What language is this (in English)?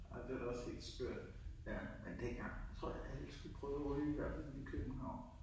Danish